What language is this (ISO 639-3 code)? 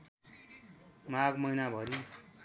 nep